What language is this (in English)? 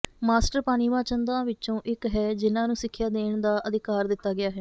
Punjabi